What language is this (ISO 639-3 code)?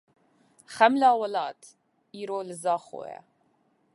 kur